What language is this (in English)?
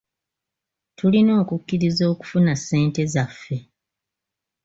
Ganda